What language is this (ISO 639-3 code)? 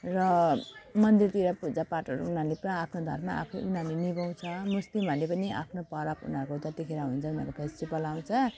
nep